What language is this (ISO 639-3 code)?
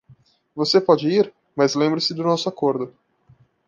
por